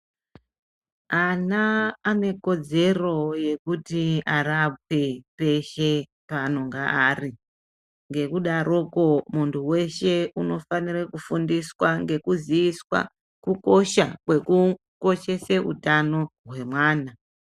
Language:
Ndau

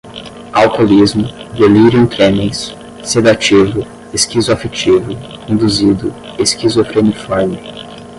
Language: Portuguese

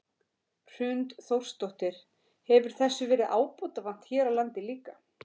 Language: Icelandic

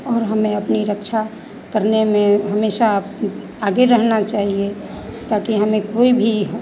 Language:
Hindi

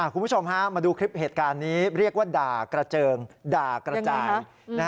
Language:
Thai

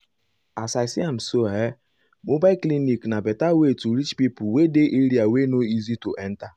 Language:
Nigerian Pidgin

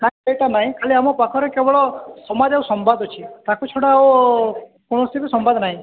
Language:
Odia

